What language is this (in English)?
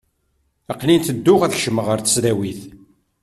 Kabyle